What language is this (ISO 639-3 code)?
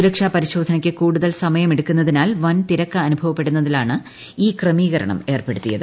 mal